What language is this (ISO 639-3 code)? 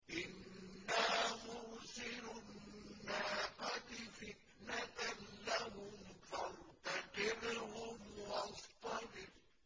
ara